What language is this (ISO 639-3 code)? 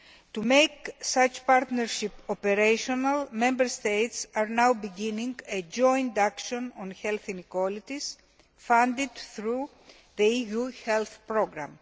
eng